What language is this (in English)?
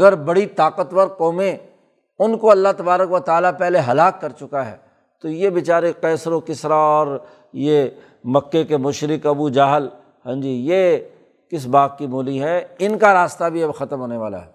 Urdu